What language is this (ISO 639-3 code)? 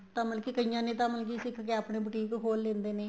pan